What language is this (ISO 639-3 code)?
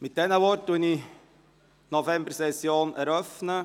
gsw